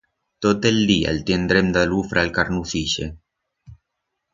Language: Aragonese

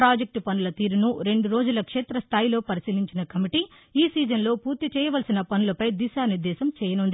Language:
Telugu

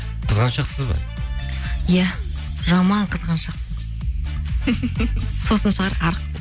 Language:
Kazakh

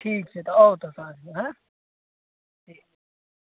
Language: Maithili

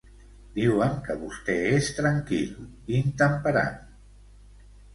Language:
Catalan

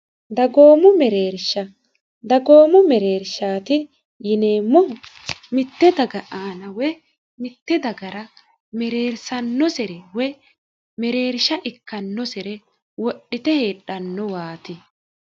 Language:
Sidamo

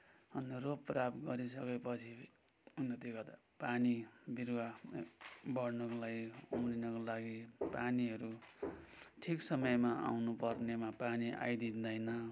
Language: Nepali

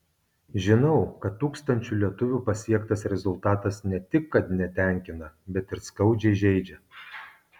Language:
Lithuanian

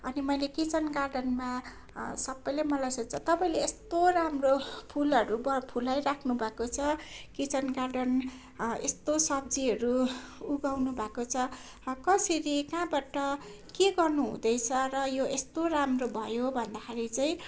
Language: Nepali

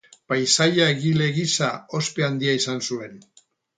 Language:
Basque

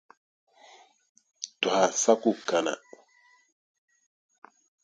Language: Dagbani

